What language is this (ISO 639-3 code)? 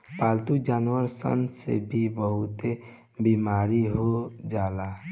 bho